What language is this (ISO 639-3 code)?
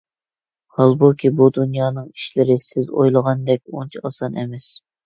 uig